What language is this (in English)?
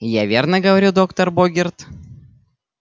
Russian